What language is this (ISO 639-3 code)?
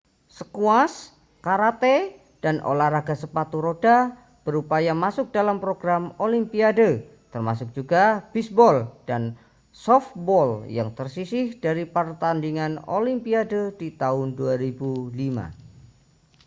ind